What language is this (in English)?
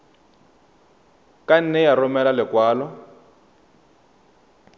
Tswana